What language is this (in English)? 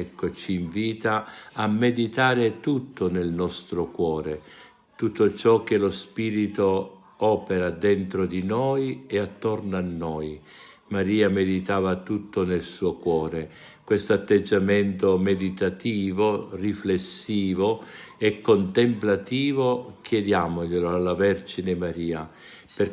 Italian